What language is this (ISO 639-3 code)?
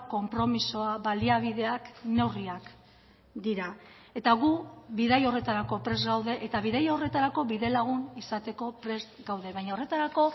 eus